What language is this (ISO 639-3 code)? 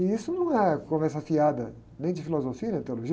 por